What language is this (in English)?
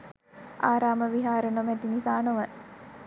Sinhala